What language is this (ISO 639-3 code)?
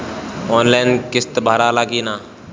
bho